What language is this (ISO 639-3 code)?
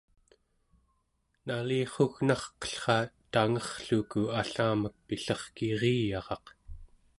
esu